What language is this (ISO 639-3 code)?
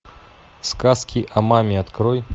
rus